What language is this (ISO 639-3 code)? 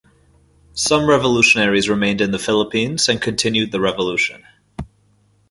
eng